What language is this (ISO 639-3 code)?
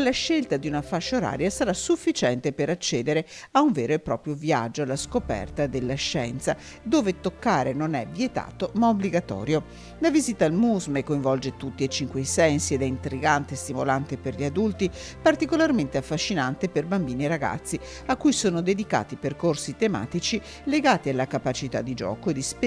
ita